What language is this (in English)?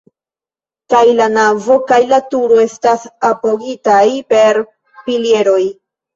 Esperanto